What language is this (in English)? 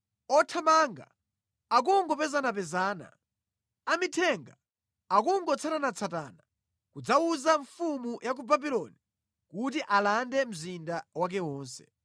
Nyanja